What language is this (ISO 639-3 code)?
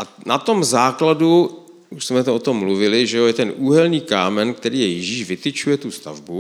ces